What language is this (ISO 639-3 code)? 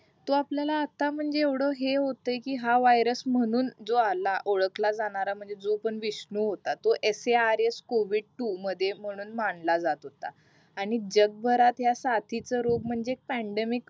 mar